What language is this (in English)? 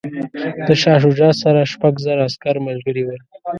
Pashto